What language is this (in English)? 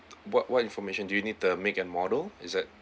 English